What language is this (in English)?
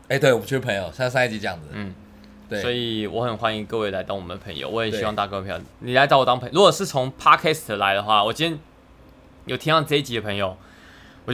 Chinese